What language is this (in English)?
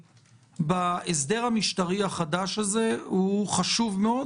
Hebrew